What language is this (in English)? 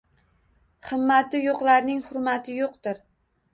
Uzbek